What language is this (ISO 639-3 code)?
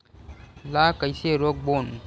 hne